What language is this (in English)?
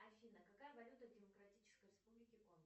Russian